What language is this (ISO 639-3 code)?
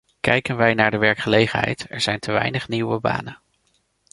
nld